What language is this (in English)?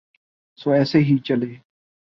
Urdu